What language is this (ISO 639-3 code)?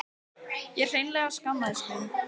isl